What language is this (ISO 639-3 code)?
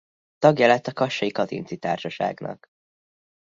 hun